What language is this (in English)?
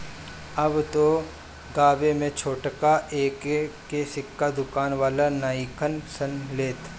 Bhojpuri